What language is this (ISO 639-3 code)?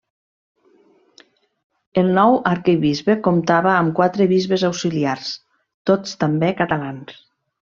cat